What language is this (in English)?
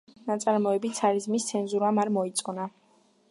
Georgian